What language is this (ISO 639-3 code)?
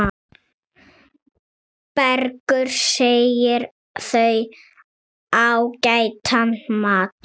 isl